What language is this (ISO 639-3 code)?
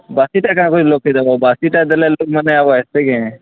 ori